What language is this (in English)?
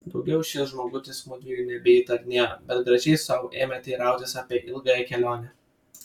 Lithuanian